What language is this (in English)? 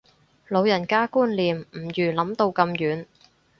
Cantonese